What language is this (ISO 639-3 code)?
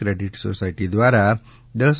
guj